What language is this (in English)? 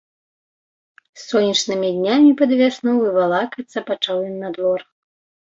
Belarusian